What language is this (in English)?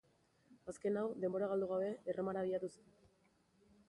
Basque